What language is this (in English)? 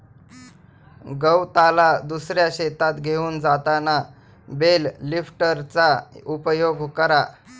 Marathi